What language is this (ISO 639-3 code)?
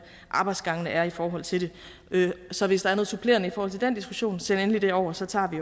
dan